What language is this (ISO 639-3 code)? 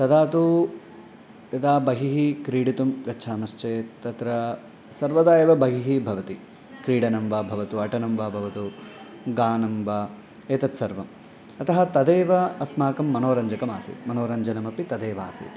san